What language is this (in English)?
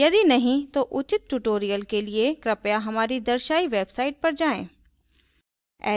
Hindi